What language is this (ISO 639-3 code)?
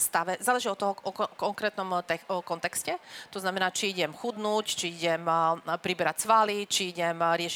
slk